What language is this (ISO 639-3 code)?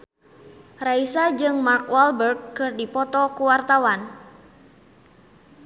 sun